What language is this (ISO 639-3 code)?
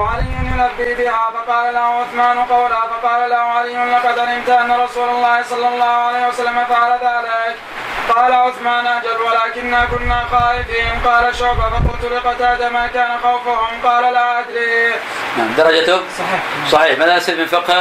ara